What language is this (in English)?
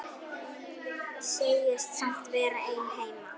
Icelandic